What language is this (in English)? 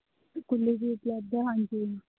Punjabi